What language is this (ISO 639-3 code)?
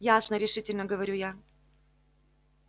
rus